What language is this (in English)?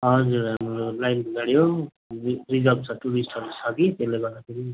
Nepali